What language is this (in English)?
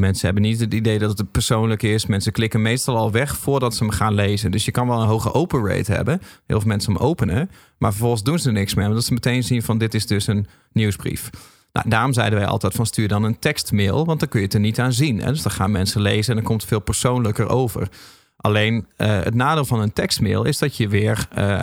Dutch